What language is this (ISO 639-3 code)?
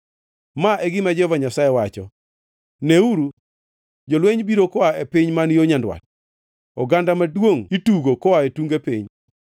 luo